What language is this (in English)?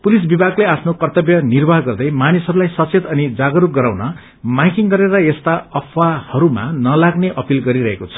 Nepali